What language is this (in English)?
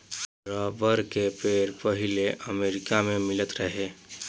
Bhojpuri